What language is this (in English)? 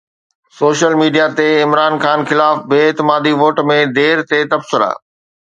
Sindhi